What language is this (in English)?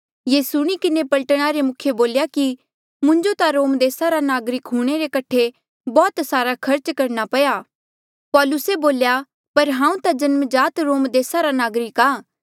Mandeali